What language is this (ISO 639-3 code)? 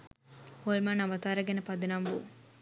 sin